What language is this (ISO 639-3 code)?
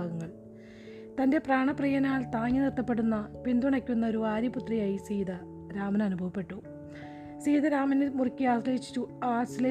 mal